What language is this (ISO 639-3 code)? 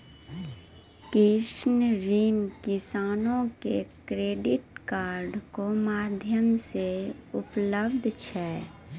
mai